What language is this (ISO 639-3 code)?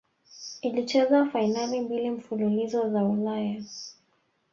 swa